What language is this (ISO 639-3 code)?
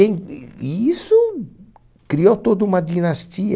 por